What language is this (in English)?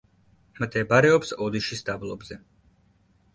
Georgian